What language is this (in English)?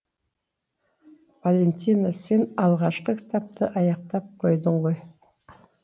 Kazakh